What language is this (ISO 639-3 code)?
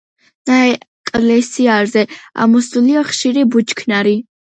kat